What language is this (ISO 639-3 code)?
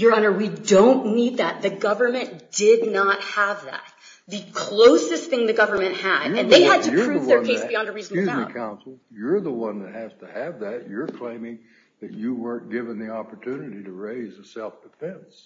eng